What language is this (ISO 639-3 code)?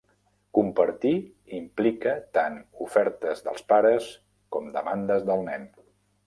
cat